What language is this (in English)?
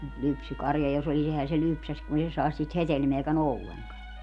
Finnish